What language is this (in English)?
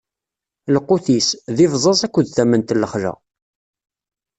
Kabyle